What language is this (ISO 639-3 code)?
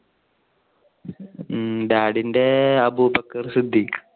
mal